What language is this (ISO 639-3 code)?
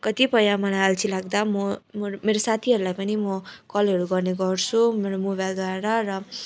nep